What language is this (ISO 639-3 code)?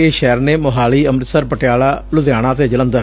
pan